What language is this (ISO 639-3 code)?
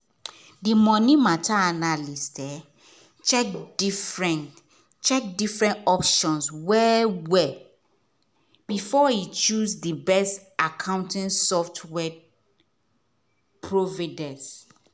pcm